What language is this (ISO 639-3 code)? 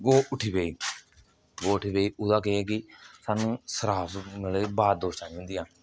doi